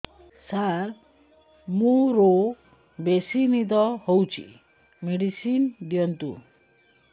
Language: Odia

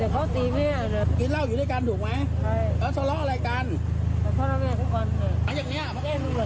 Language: Thai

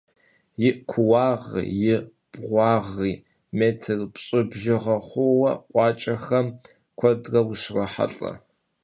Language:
Kabardian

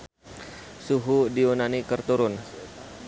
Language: Sundanese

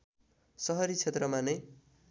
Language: Nepali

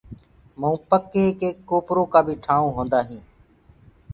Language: Gurgula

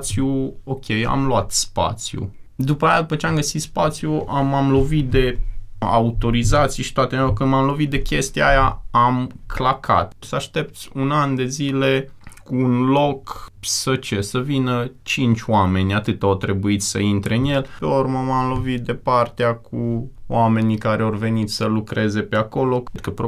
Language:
Romanian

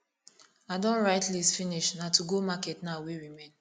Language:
Nigerian Pidgin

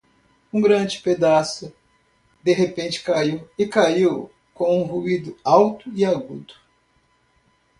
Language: Portuguese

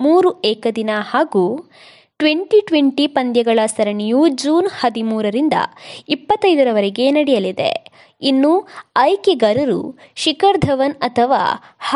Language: Kannada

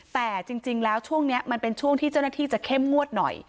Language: Thai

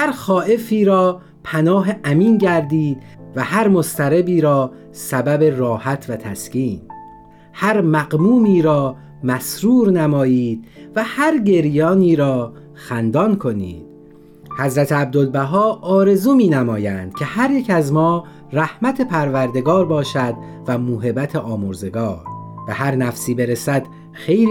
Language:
Persian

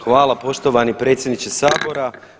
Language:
Croatian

